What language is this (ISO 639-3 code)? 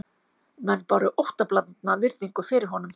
isl